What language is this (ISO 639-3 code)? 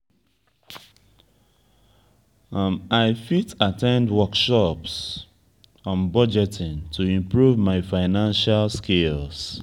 pcm